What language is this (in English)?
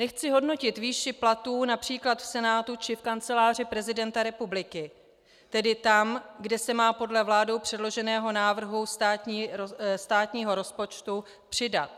Czech